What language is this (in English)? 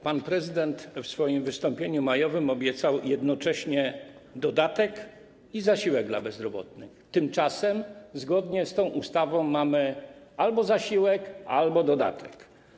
Polish